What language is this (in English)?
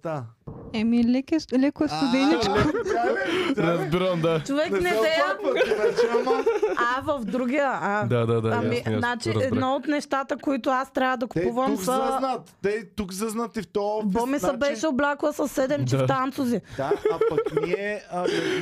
Bulgarian